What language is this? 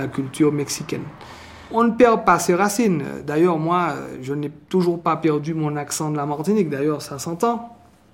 French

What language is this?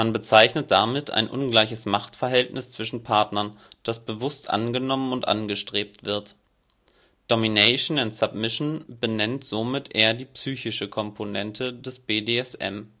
German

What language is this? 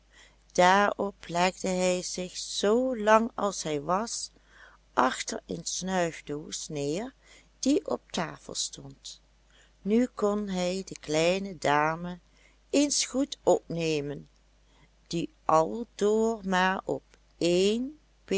Dutch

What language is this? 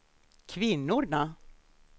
Swedish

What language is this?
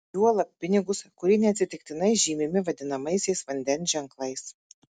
Lithuanian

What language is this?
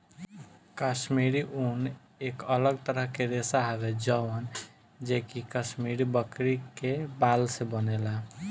Bhojpuri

